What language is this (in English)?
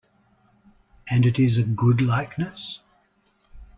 English